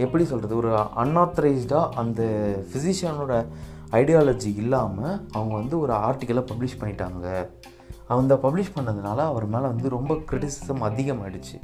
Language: Tamil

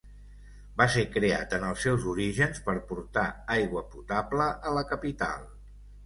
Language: Catalan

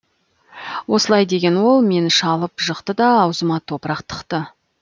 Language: Kazakh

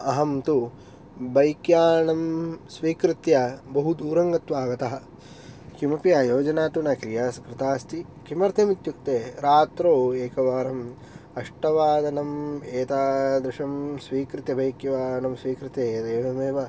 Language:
Sanskrit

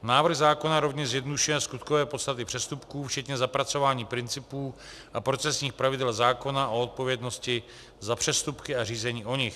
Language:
Czech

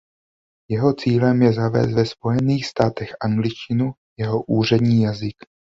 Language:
Czech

